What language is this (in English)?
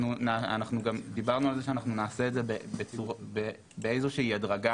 Hebrew